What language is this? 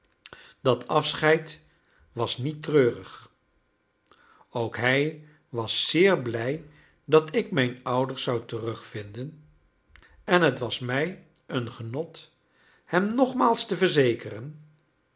Dutch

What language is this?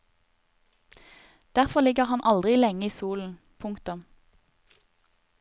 Norwegian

